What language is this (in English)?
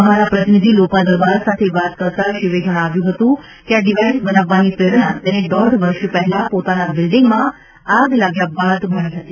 Gujarati